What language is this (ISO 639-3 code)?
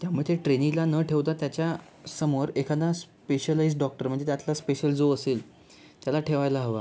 mar